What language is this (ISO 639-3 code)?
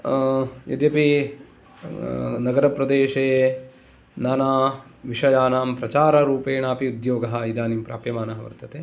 san